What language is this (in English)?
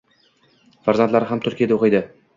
Uzbek